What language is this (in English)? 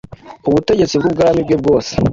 Kinyarwanda